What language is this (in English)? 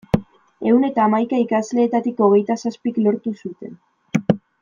Basque